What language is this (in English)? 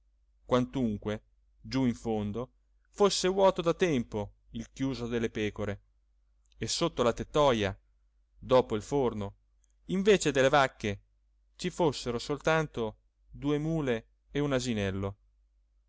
Italian